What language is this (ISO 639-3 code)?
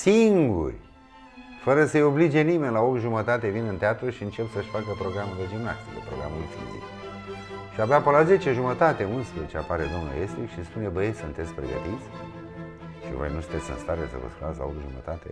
ron